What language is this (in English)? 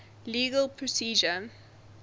English